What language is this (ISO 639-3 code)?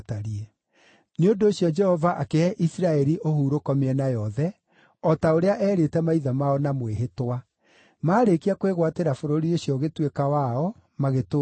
kik